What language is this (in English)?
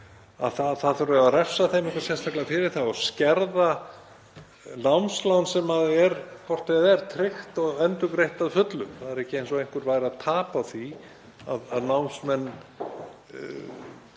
Icelandic